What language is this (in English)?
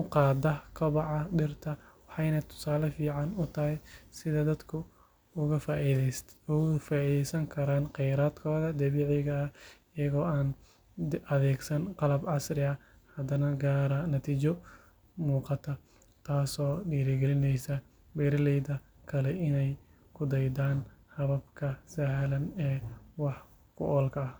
Somali